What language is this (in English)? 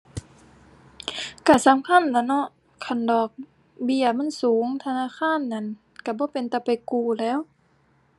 Thai